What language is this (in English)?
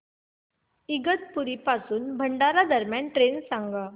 Marathi